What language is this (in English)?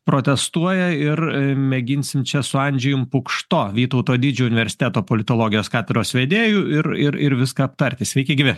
Lithuanian